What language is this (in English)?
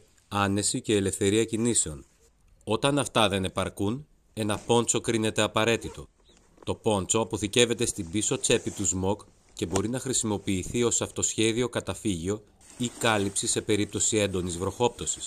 Greek